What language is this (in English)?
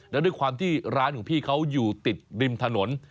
Thai